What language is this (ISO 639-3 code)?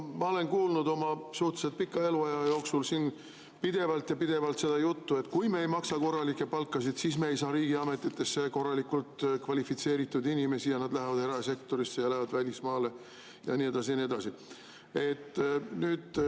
est